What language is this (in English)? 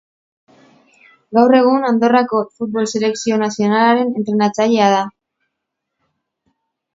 Basque